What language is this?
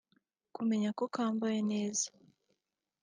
Kinyarwanda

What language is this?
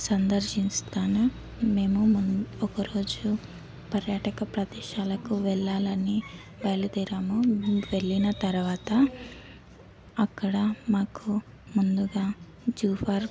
Telugu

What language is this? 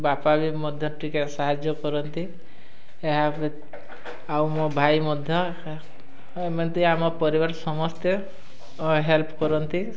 Odia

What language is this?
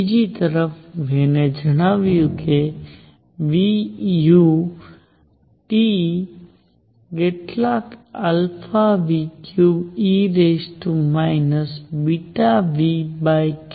Gujarati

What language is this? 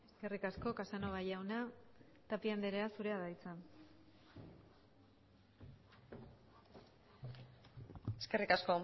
Basque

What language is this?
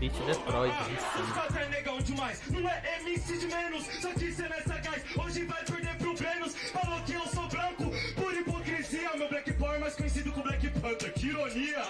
Portuguese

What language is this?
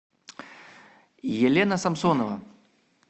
Russian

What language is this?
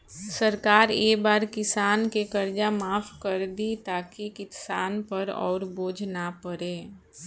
Bhojpuri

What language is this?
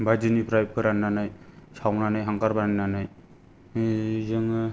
Bodo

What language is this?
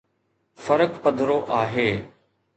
Sindhi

